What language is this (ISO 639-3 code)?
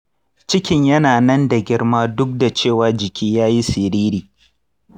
hau